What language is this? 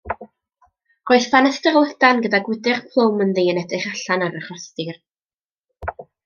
Welsh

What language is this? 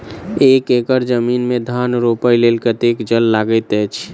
Maithili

